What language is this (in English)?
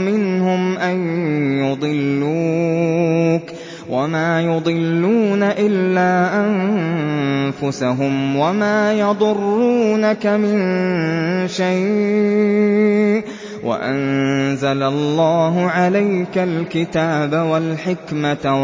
Arabic